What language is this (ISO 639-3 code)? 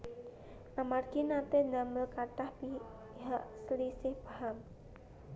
jav